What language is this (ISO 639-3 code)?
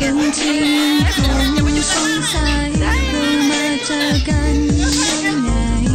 tha